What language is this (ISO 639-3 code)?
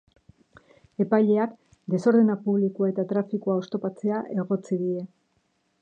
eus